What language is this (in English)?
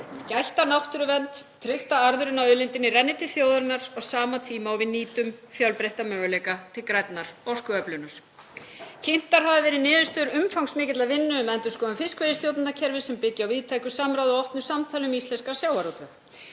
Icelandic